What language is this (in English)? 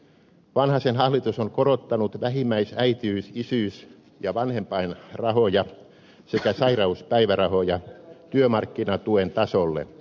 Finnish